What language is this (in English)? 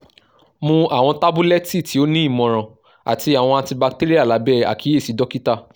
Yoruba